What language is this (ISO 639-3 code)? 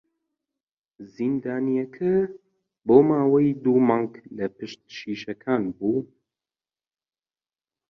ckb